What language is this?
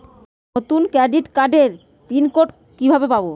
Bangla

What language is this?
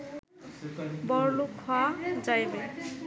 Bangla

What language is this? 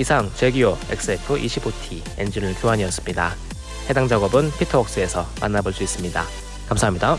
Korean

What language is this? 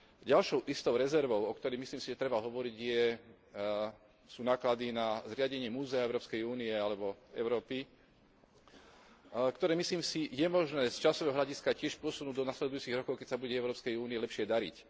Slovak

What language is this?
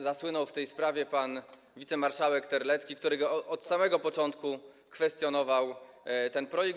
Polish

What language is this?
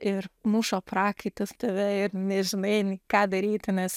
Lithuanian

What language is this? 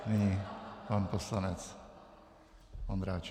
Czech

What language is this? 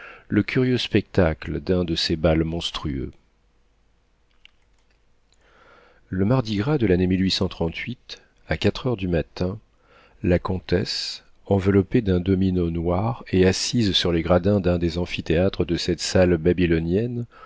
French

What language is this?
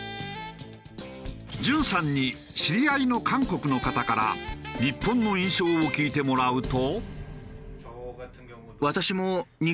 Japanese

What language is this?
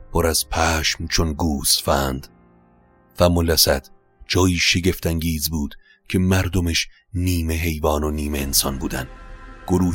Persian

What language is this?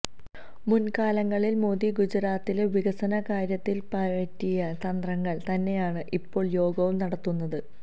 Malayalam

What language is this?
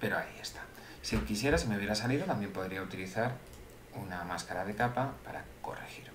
Spanish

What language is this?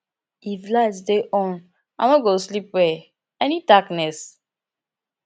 Nigerian Pidgin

